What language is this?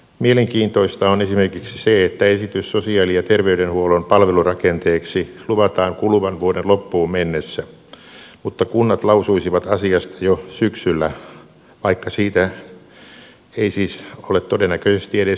Finnish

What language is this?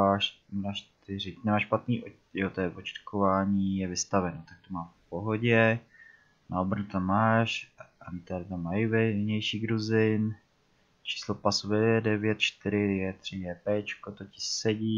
Czech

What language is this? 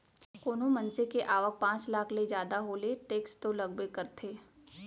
Chhattisgarhi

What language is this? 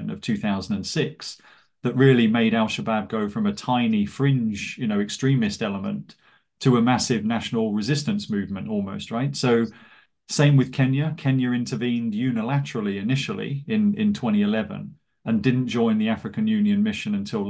English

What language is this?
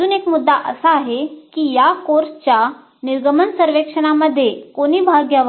Marathi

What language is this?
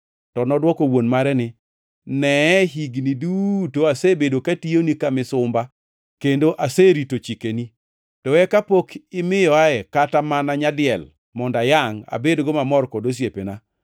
Luo (Kenya and Tanzania)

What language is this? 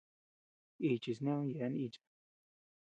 Tepeuxila Cuicatec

